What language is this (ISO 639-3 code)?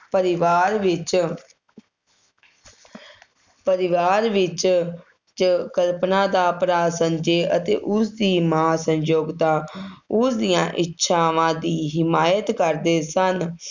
pan